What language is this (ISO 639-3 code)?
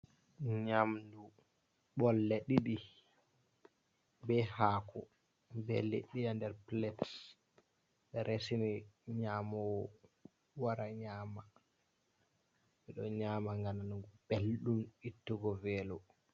ful